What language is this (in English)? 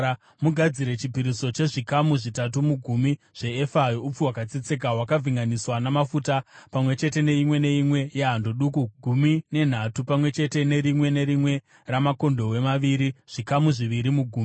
Shona